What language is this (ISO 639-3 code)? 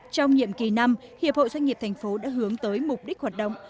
vie